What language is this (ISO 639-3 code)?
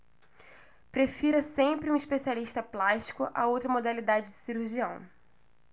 por